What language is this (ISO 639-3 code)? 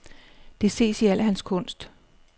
dan